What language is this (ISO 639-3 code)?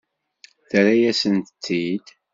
kab